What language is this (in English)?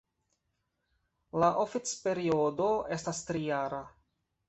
Esperanto